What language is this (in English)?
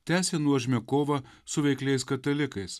Lithuanian